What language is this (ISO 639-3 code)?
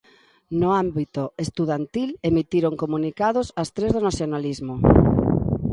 glg